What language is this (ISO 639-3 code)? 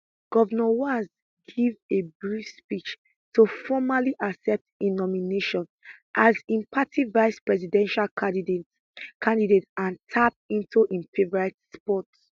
pcm